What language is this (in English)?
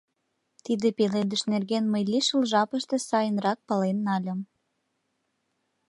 Mari